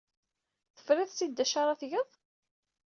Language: Kabyle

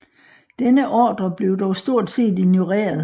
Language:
Danish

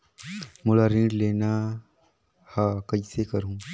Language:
Chhattisgarhi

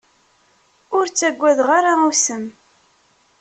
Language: Kabyle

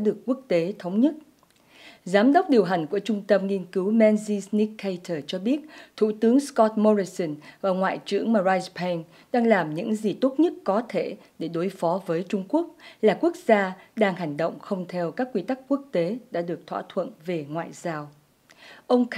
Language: Vietnamese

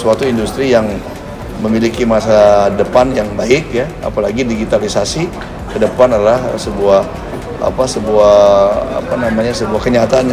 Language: Indonesian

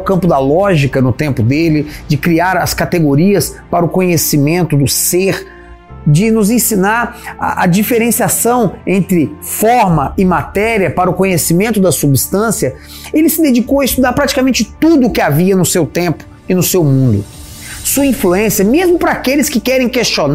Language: Portuguese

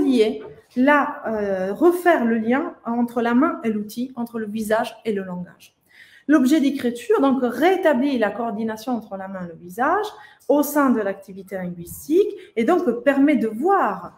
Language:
French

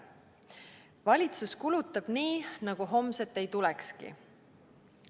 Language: Estonian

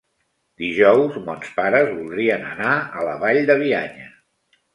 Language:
Catalan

